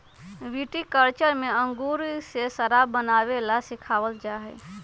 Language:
Magahi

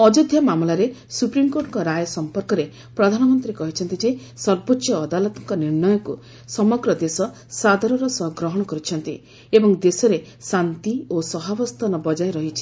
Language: Odia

